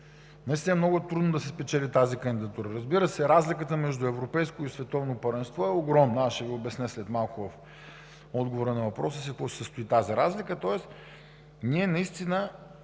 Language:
Bulgarian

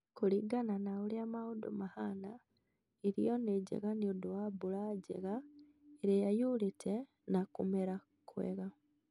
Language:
Kikuyu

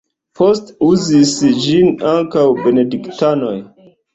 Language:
Esperanto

